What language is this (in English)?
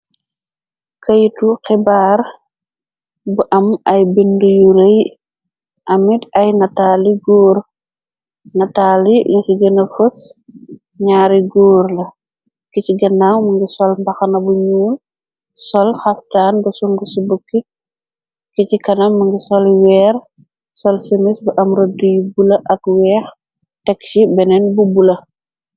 Wolof